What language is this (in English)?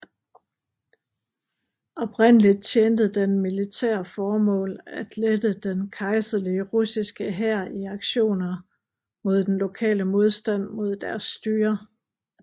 Danish